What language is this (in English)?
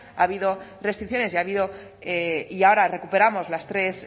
Spanish